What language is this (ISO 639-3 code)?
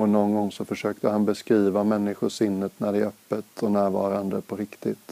swe